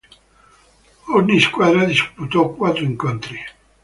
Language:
Italian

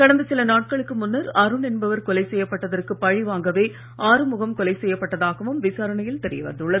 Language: Tamil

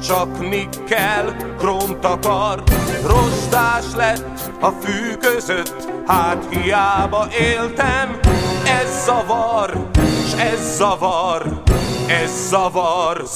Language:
Hungarian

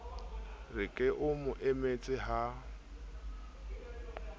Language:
Southern Sotho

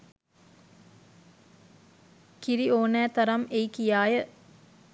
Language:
Sinhala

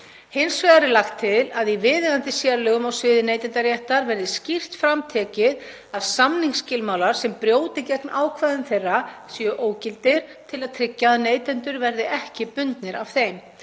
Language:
Icelandic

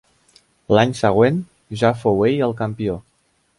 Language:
Catalan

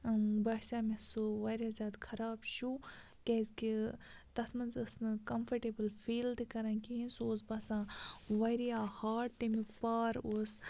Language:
Kashmiri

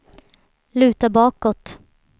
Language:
Swedish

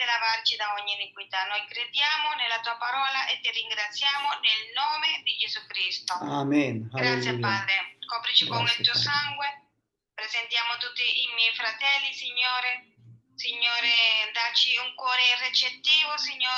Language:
Italian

